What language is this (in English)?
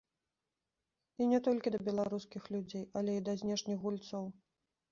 Belarusian